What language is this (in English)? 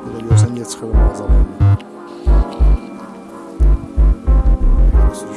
Turkish